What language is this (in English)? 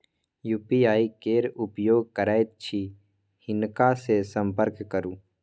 Maithili